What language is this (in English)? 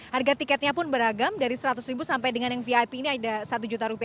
Indonesian